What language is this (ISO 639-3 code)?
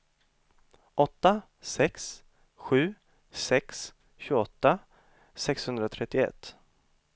swe